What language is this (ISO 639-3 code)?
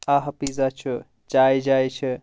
kas